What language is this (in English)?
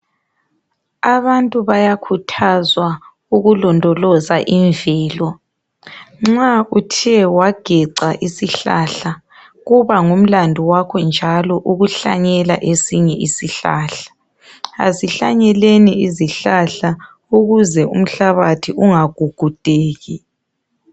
North Ndebele